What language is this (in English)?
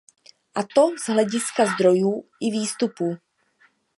Czech